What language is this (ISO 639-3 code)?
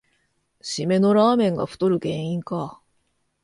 jpn